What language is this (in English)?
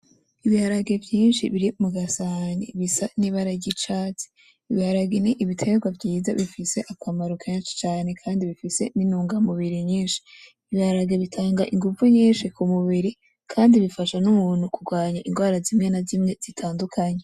Rundi